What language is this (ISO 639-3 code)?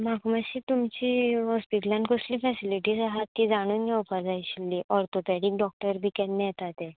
kok